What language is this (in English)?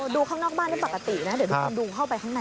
Thai